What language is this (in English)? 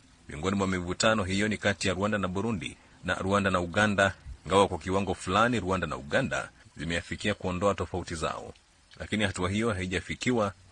Swahili